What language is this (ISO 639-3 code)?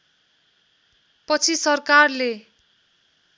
nep